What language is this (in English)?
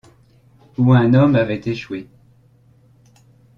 French